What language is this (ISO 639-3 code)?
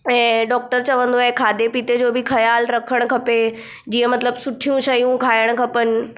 snd